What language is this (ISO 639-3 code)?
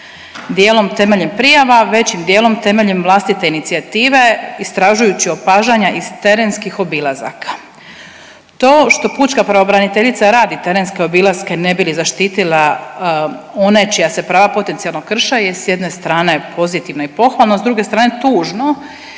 hrv